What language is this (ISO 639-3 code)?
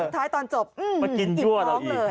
tha